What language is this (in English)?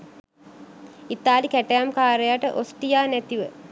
Sinhala